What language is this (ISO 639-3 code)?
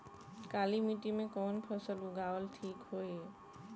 bho